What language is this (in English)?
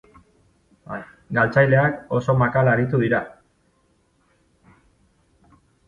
Basque